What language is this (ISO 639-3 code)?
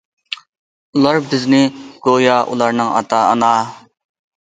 uig